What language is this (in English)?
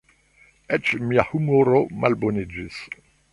Esperanto